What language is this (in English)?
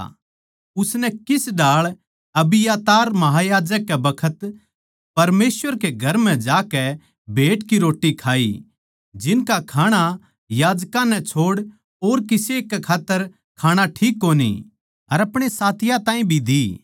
Haryanvi